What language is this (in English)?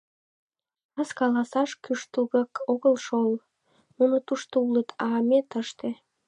Mari